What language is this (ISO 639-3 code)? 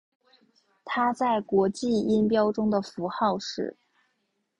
zho